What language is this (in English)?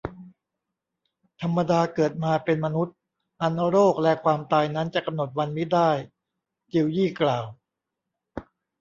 Thai